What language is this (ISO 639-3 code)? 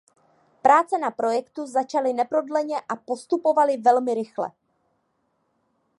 ces